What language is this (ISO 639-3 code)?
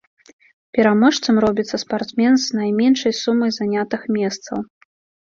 bel